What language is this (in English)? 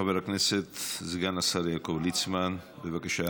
Hebrew